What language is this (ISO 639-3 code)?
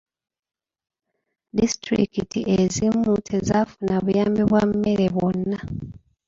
lug